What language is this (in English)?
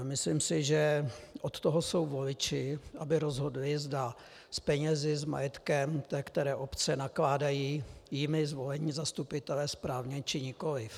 Czech